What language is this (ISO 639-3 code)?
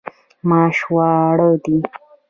pus